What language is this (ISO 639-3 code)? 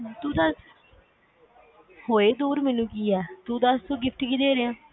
pan